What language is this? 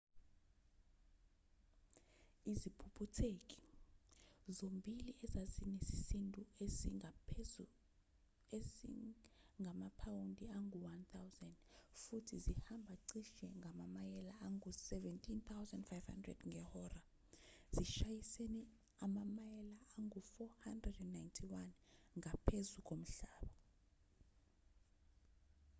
Zulu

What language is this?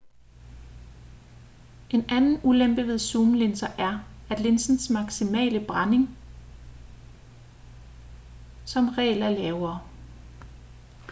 Danish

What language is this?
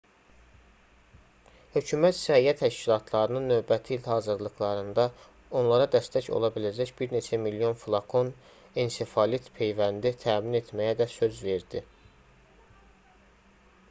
Azerbaijani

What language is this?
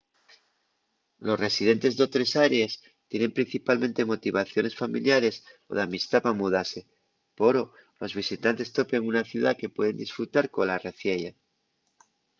Asturian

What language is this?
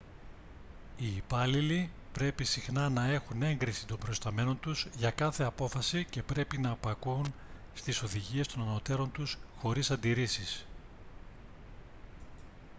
Greek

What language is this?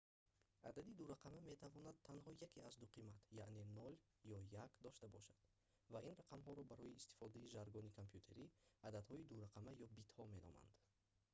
Tajik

